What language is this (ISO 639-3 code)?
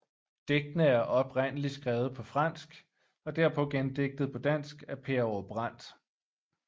dan